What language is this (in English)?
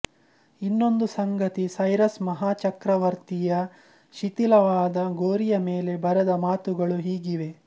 Kannada